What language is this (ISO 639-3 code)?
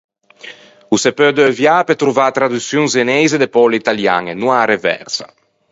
lij